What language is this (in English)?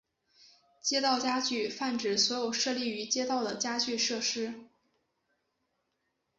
Chinese